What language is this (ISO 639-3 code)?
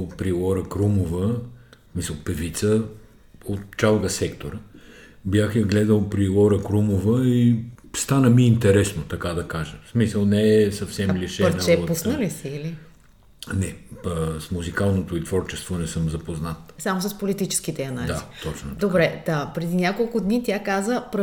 bul